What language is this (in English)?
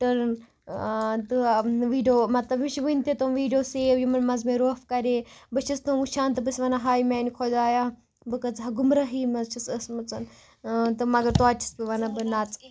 Kashmiri